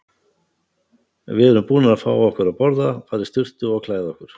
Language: Icelandic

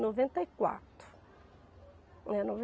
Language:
Portuguese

